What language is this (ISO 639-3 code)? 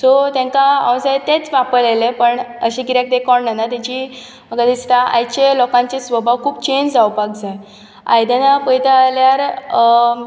kok